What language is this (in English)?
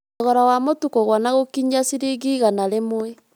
Kikuyu